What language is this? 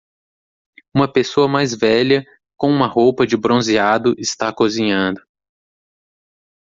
Portuguese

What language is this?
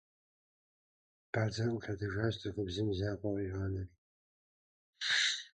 Kabardian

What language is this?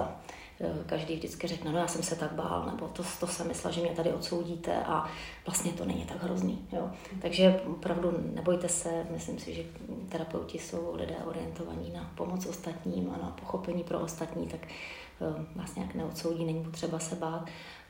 Czech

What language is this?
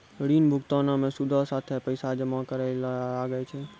Maithili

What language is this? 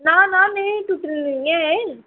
Dogri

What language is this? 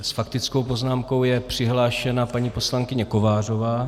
Czech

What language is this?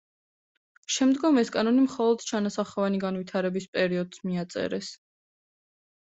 Georgian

